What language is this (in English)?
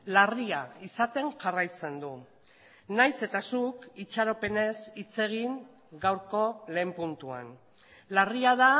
Basque